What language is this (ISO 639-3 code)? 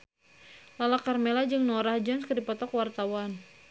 sun